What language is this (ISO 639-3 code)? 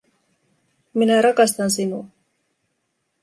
fin